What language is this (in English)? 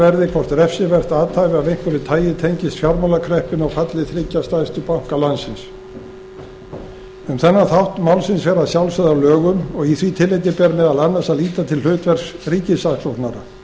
Icelandic